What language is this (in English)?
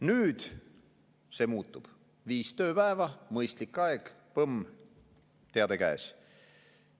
Estonian